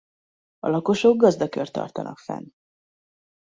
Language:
Hungarian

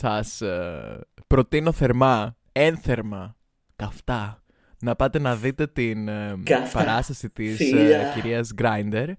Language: Greek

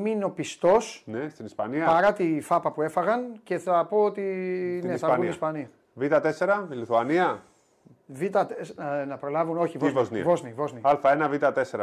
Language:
Greek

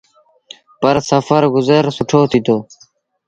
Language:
Sindhi Bhil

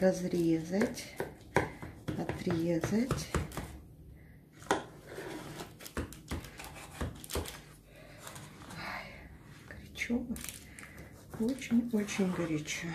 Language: Russian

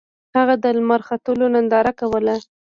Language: Pashto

